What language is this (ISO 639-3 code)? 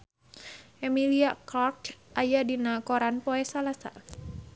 sun